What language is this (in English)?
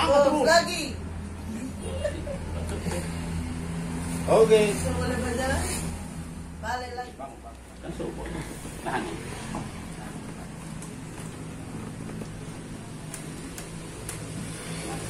Indonesian